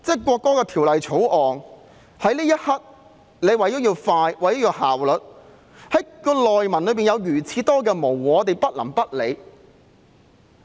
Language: Cantonese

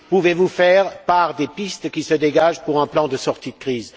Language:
French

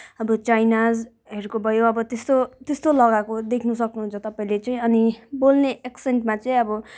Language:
Nepali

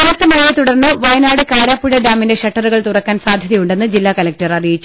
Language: Malayalam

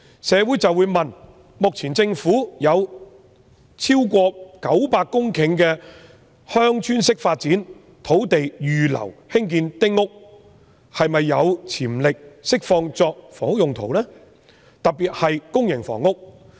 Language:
Cantonese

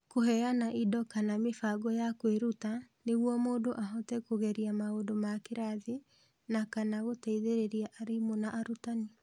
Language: Kikuyu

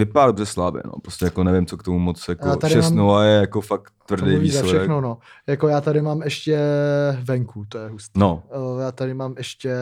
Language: Czech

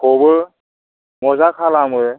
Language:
Bodo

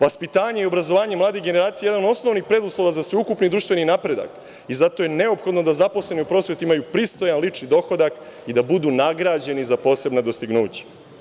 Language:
Serbian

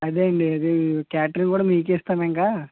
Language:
Telugu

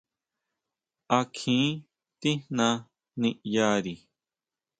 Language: Huautla Mazatec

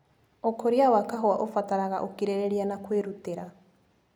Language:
Kikuyu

